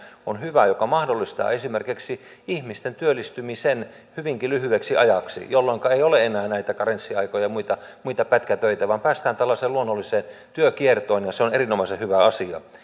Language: Finnish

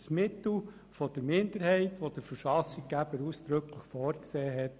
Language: Swiss German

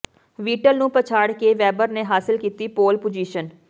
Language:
Punjabi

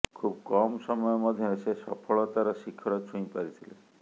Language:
Odia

